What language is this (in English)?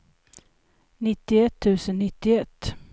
Swedish